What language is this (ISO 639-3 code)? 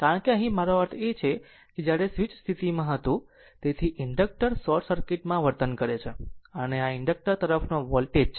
guj